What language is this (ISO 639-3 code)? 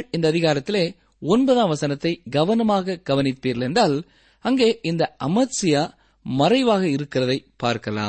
tam